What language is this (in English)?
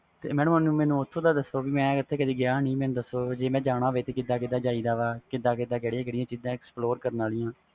Punjabi